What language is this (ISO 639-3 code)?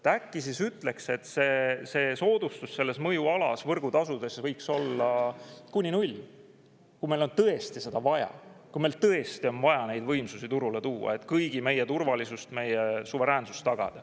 est